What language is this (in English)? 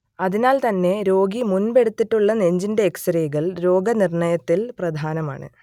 Malayalam